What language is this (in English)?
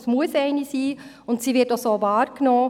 Swiss German